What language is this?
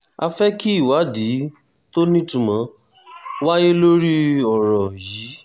Yoruba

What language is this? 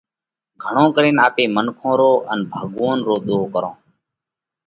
Parkari Koli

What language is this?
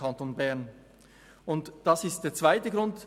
Swiss German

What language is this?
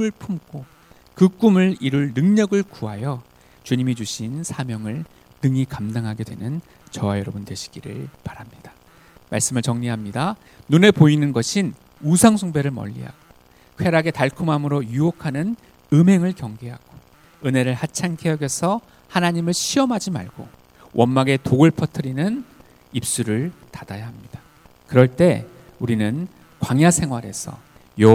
Korean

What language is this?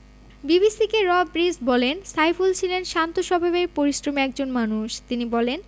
Bangla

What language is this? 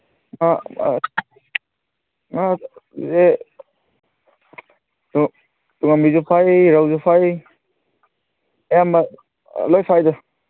Manipuri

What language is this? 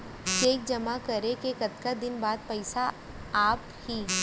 Chhattisgarhi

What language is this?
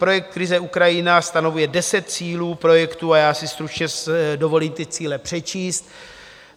Czech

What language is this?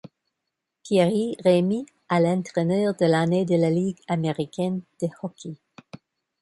French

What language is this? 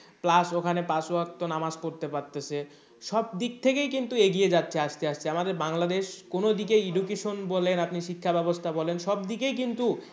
Bangla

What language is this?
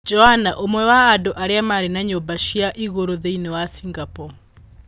Kikuyu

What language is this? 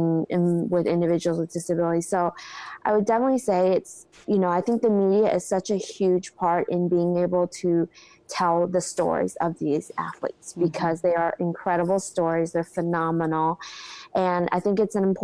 English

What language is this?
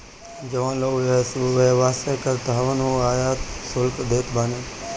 Bhojpuri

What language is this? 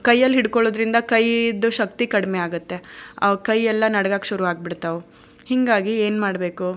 Kannada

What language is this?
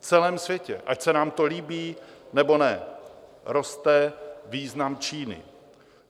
Czech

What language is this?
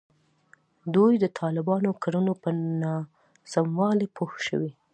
Pashto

